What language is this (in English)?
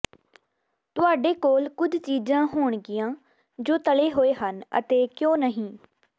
Punjabi